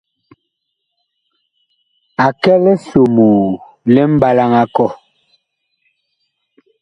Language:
Bakoko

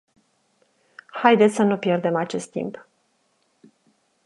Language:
Romanian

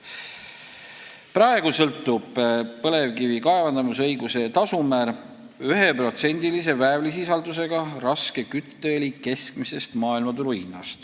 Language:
Estonian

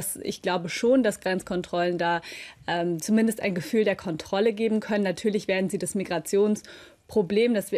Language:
German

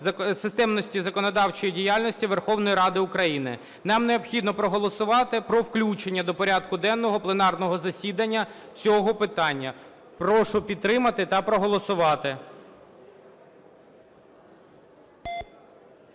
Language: Ukrainian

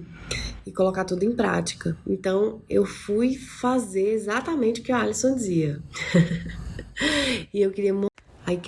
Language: Portuguese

